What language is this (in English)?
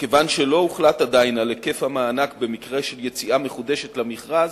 Hebrew